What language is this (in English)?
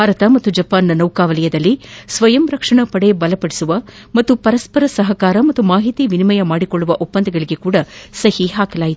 Kannada